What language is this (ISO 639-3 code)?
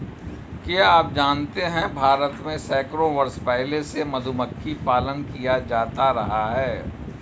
hin